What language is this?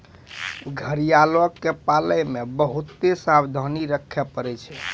Maithili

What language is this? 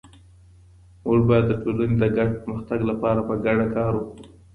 Pashto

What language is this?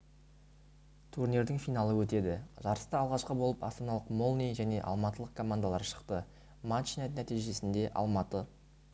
Kazakh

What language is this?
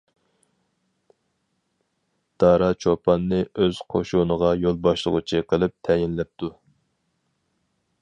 Uyghur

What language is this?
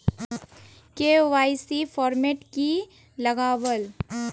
Magahi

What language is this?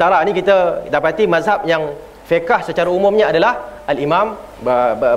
Malay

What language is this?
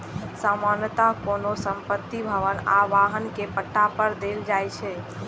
Maithili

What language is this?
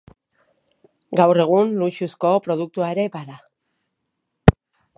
Basque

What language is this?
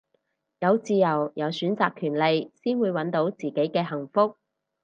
Cantonese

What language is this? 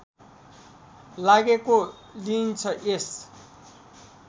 Nepali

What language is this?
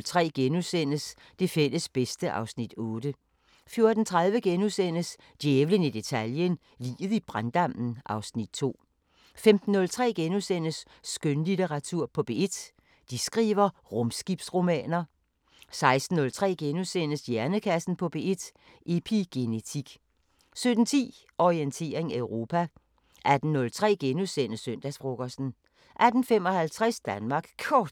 Danish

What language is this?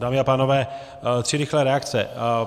Czech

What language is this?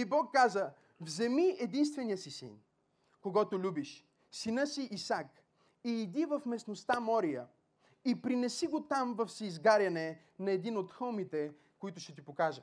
Bulgarian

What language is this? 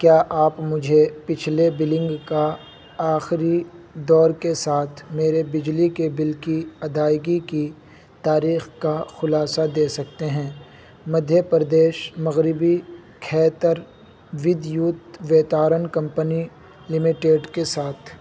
Urdu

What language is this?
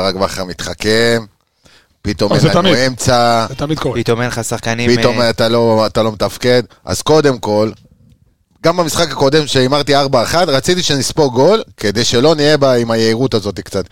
Hebrew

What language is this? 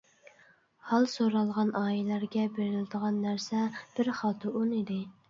Uyghur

